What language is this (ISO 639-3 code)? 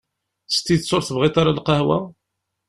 kab